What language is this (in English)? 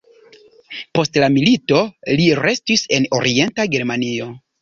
Esperanto